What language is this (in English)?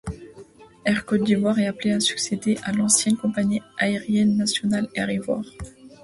French